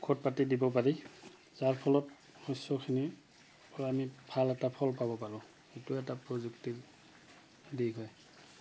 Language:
Assamese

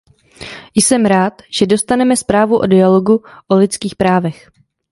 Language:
Czech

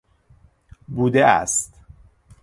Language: Persian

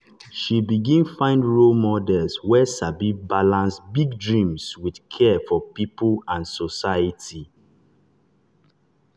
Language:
Nigerian Pidgin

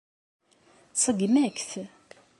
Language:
Kabyle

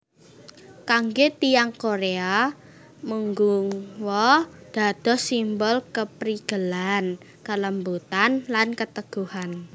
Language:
Javanese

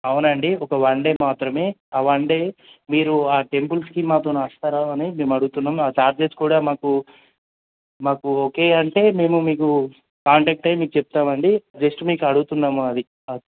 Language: Telugu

